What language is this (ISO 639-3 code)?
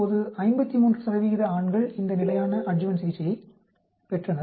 tam